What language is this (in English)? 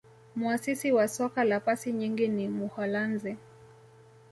Swahili